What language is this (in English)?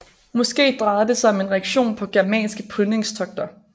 Danish